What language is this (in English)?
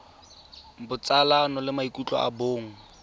Tswana